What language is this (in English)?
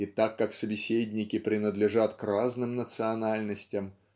Russian